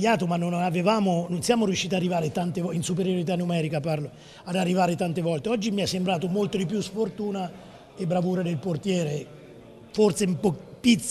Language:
Italian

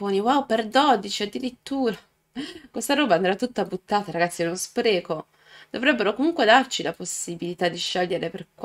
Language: Italian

